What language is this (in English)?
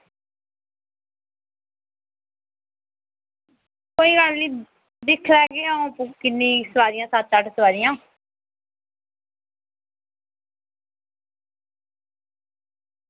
Dogri